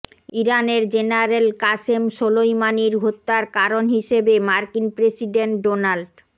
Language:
Bangla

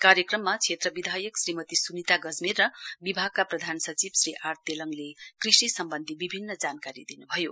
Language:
Nepali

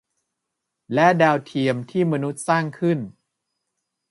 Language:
Thai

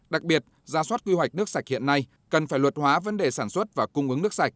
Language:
Vietnamese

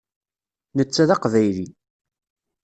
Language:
Kabyle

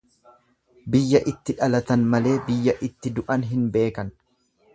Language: Oromo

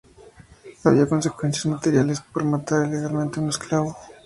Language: Spanish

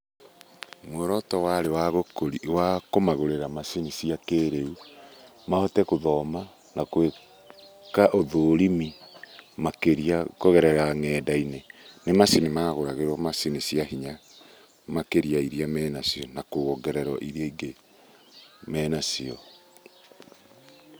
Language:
Kikuyu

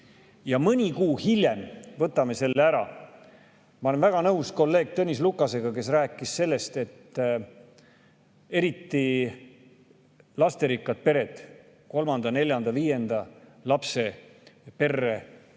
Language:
Estonian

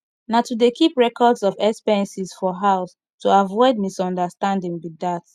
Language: Nigerian Pidgin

